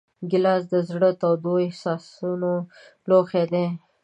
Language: Pashto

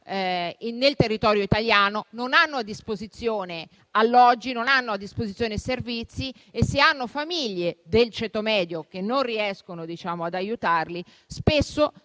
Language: Italian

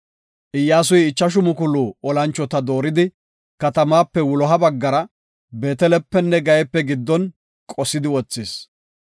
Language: Gofa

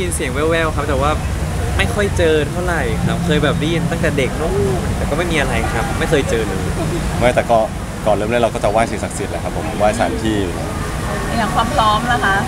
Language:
Thai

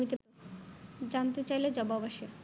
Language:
Bangla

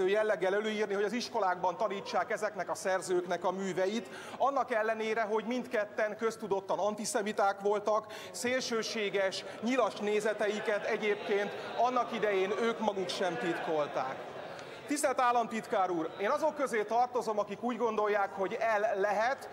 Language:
Hungarian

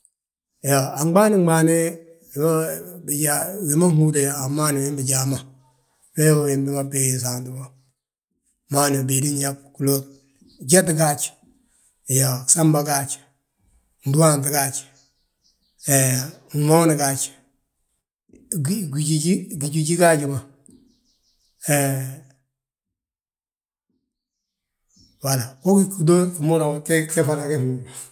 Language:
Balanta-Ganja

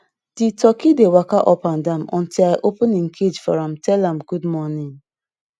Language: Nigerian Pidgin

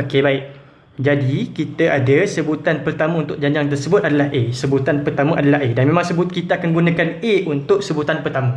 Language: Malay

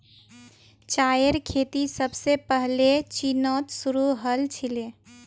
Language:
Magahi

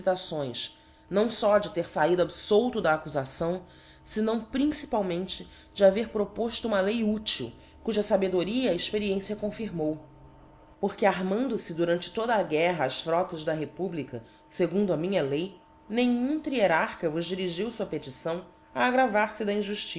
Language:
Portuguese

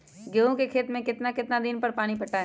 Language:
Magahi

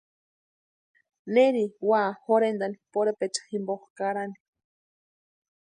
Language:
Western Highland Purepecha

